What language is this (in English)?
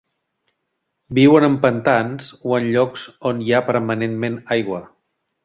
Catalan